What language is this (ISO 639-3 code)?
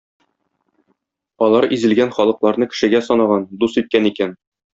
tat